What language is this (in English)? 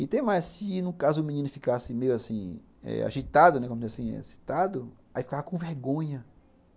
Portuguese